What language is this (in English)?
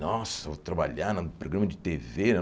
Portuguese